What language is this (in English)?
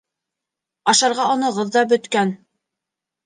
Bashkir